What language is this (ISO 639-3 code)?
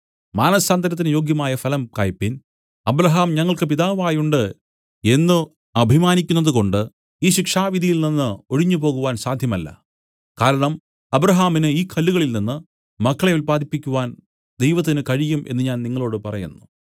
mal